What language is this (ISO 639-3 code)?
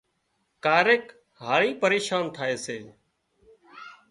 kxp